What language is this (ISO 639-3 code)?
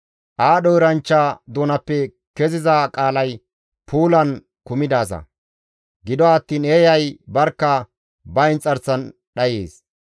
gmv